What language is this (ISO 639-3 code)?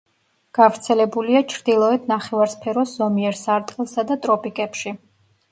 kat